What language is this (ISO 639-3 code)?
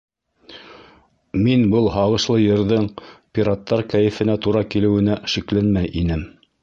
bak